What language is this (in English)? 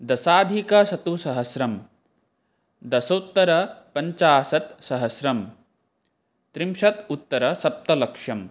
Sanskrit